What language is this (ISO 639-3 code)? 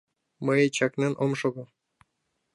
chm